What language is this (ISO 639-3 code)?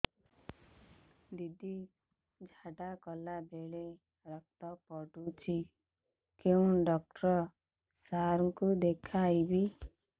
ori